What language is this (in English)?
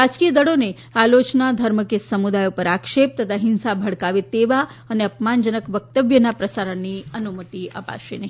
Gujarati